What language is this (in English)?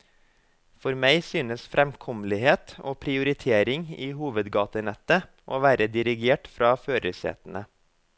Norwegian